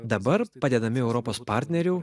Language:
Lithuanian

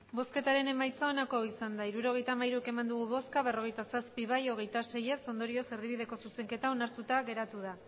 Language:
Basque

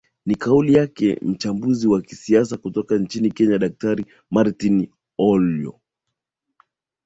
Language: Swahili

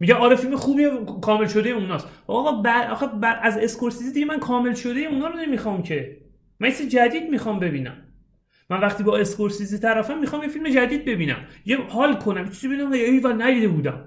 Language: Persian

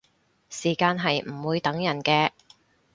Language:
Cantonese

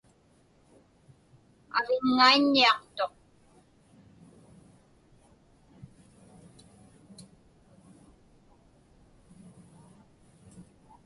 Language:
Inupiaq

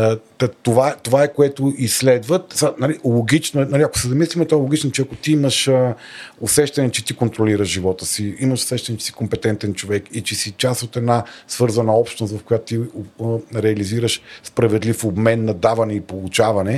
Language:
Bulgarian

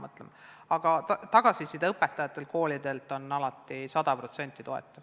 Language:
Estonian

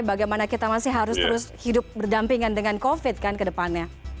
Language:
Indonesian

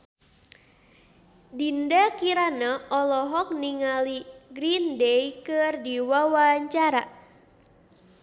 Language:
Sundanese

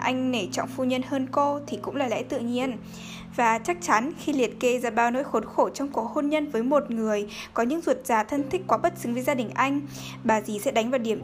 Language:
Vietnamese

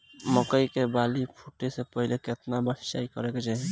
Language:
Bhojpuri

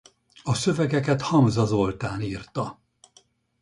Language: Hungarian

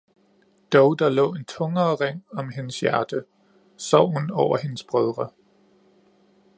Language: Danish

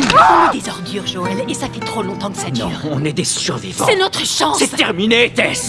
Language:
French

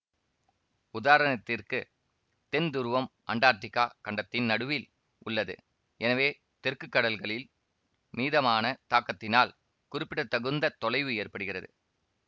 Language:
Tamil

